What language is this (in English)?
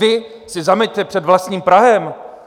Czech